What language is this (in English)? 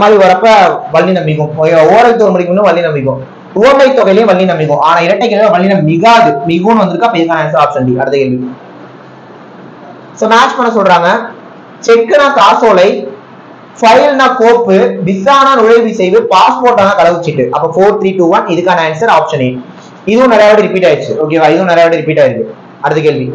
Hindi